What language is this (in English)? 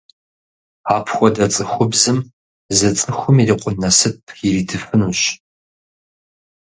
Kabardian